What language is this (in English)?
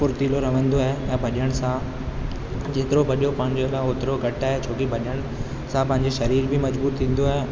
Sindhi